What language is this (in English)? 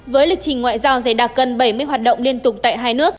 Vietnamese